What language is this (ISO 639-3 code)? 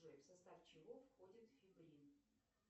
rus